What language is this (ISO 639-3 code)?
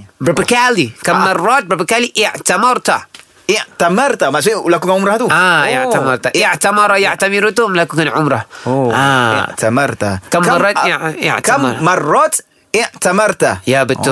msa